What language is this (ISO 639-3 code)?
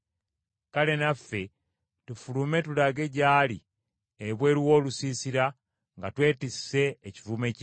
lug